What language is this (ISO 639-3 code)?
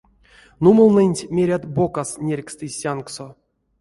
myv